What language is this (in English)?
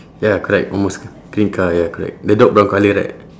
English